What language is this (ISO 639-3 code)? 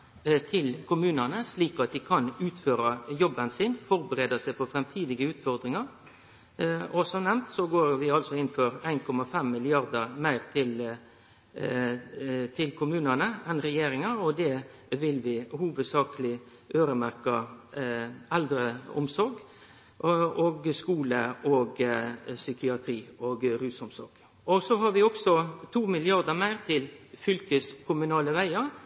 nno